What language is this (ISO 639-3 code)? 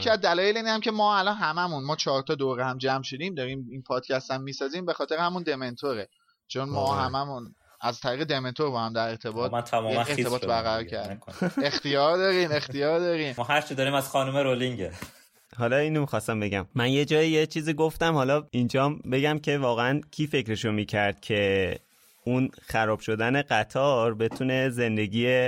fas